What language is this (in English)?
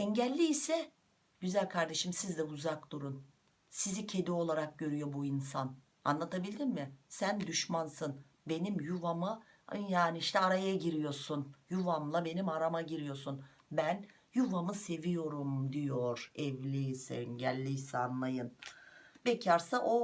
Turkish